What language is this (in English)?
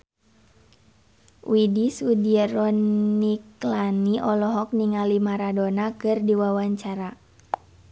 Sundanese